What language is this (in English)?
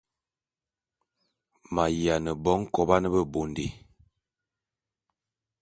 Bulu